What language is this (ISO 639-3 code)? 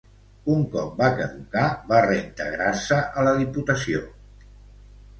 cat